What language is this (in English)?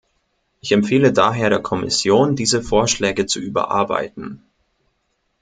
German